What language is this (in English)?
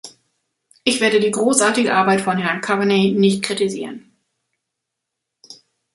German